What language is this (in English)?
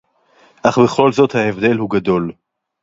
Hebrew